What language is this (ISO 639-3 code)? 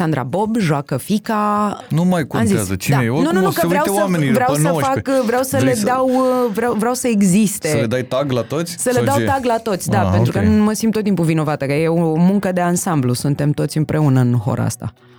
ron